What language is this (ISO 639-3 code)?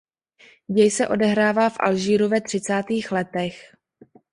ces